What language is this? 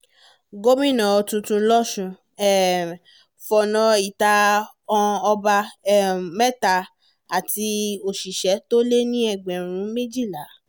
Yoruba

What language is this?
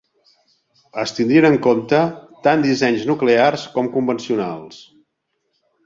Catalan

